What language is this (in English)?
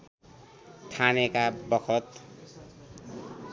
Nepali